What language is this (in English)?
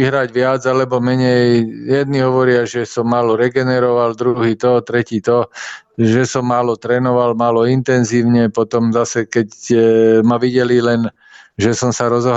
Slovak